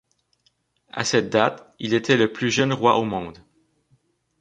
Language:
French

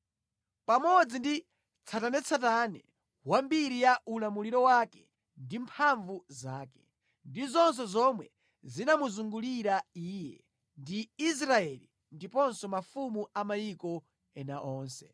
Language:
Nyanja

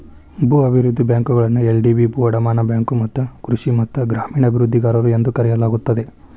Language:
Kannada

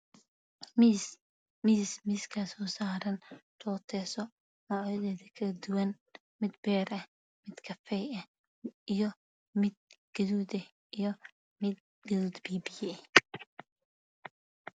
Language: Somali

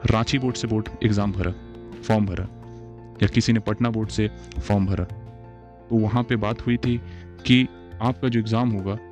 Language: Hindi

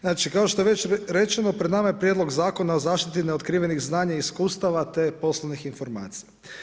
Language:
Croatian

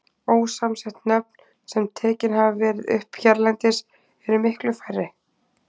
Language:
Icelandic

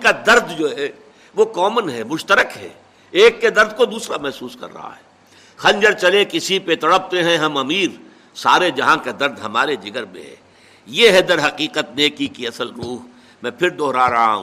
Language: Urdu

